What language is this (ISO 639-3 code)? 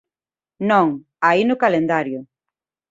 glg